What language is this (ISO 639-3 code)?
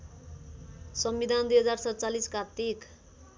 nep